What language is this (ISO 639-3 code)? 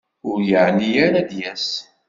kab